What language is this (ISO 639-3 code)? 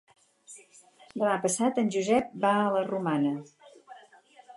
cat